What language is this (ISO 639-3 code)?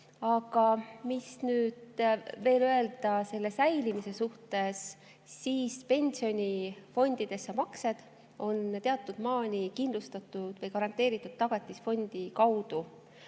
est